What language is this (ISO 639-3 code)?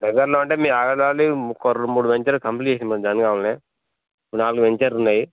tel